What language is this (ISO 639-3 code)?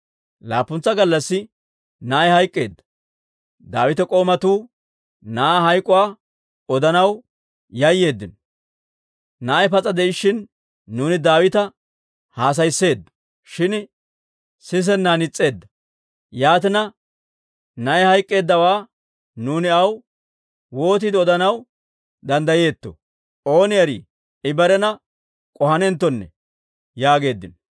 dwr